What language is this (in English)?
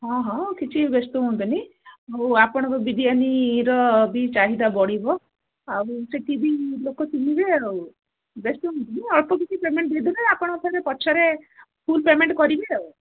Odia